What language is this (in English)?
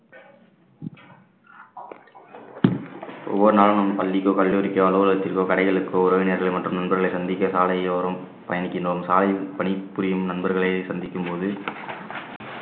Tamil